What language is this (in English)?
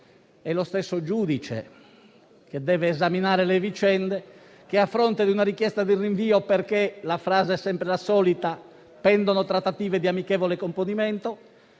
Italian